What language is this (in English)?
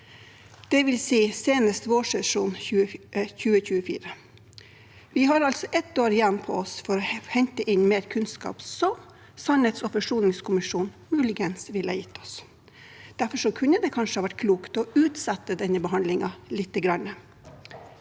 Norwegian